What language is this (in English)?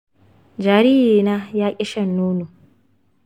Hausa